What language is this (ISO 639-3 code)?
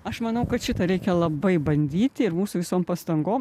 lit